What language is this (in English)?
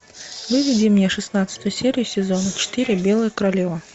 Russian